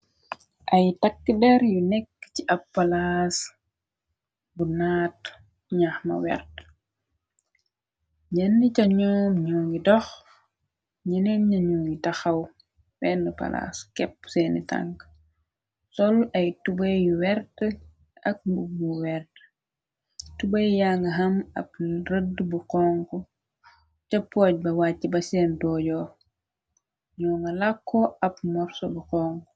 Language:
Wolof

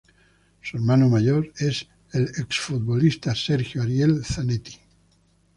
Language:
Spanish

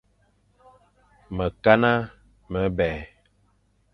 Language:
Fang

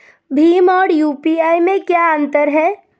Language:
Hindi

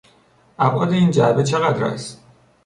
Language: Persian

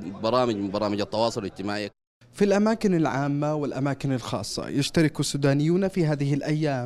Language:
Arabic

